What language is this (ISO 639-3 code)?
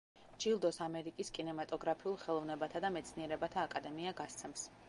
kat